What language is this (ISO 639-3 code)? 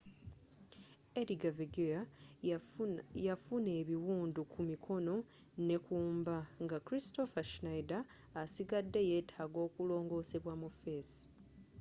lug